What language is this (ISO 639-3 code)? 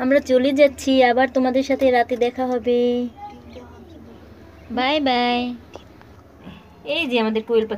ron